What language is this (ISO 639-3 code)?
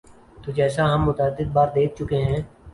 urd